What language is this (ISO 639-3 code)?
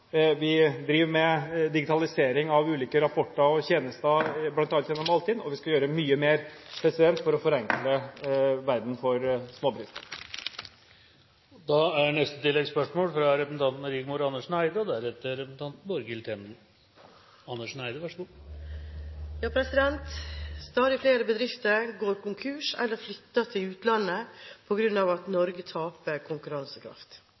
nor